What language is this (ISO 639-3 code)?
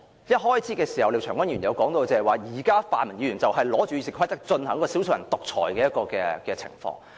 yue